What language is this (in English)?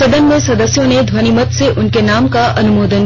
Hindi